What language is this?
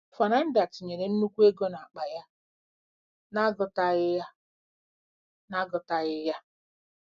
Igbo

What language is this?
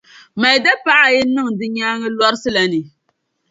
Dagbani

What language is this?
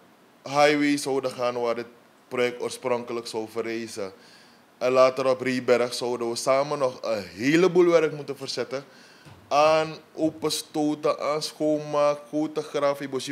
Dutch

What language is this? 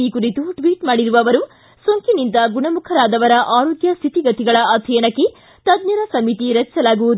Kannada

